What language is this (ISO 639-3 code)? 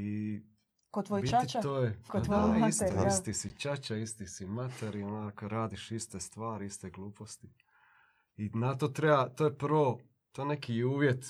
hrv